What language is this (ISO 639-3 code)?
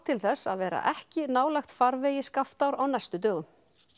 isl